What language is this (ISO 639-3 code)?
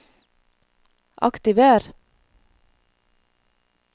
nor